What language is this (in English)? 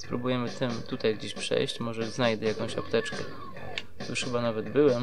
Polish